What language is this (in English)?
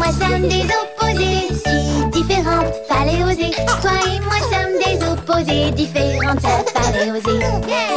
French